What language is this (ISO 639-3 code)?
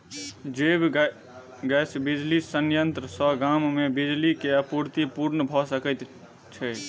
mai